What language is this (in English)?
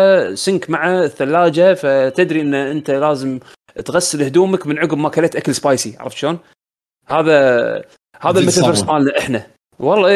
Arabic